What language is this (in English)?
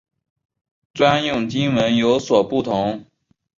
Chinese